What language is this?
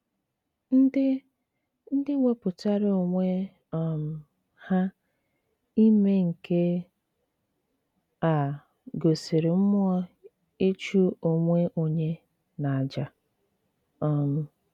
Igbo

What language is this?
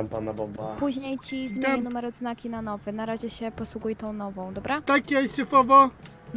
Polish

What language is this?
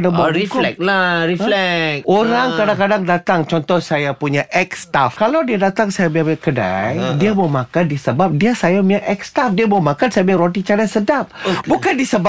Malay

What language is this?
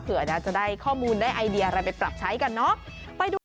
Thai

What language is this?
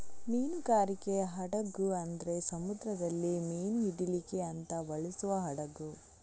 Kannada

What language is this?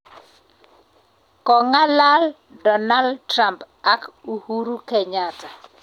Kalenjin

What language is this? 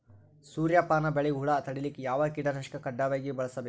Kannada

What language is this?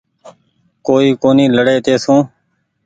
Goaria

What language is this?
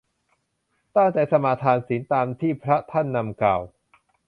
Thai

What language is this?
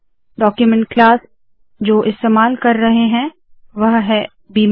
Hindi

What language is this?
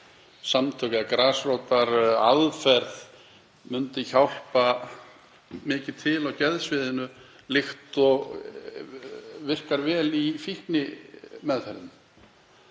Icelandic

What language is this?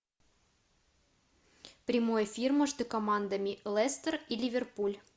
Russian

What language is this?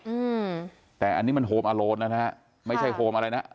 Thai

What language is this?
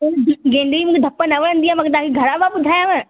Sindhi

